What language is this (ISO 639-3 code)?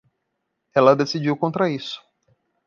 por